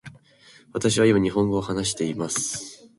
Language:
Japanese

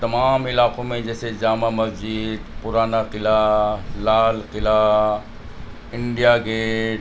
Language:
Urdu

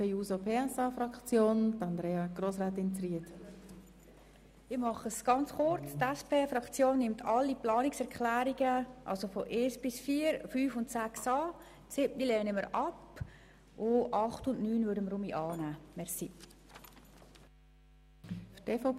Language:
Swiss German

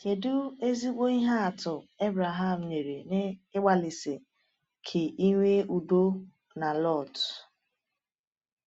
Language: Igbo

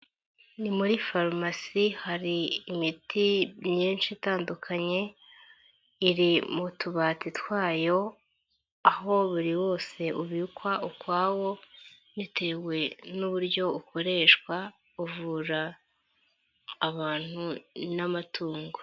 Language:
Kinyarwanda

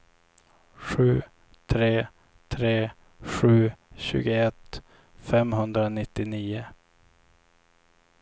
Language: Swedish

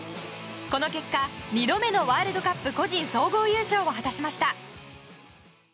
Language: Japanese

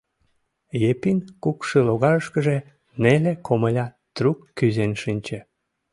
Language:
Mari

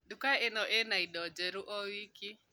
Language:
Kikuyu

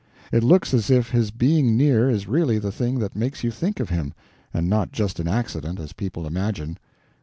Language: English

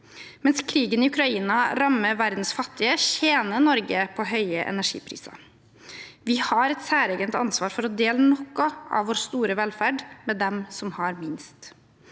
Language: Norwegian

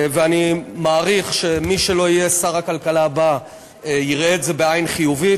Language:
Hebrew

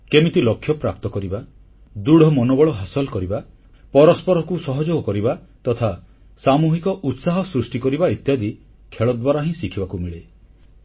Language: Odia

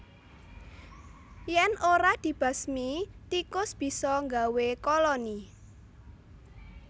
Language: Javanese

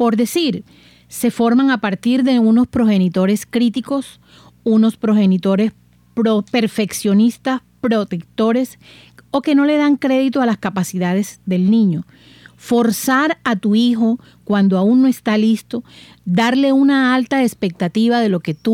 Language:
Spanish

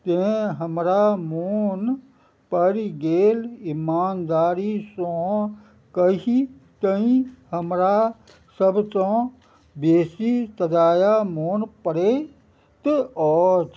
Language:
Maithili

